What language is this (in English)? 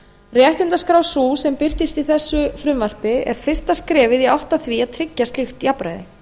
Icelandic